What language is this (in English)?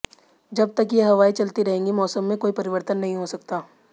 Hindi